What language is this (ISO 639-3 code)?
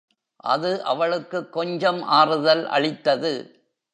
tam